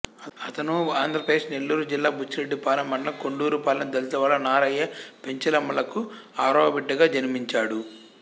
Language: Telugu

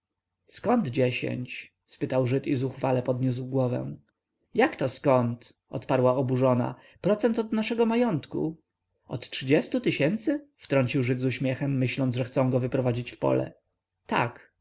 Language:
Polish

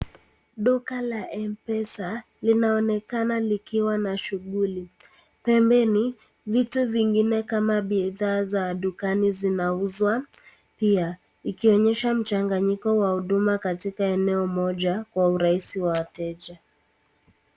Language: Swahili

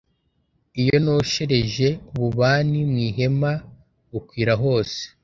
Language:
Kinyarwanda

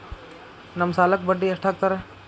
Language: Kannada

